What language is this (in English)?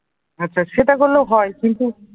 Bangla